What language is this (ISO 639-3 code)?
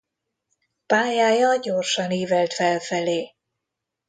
hun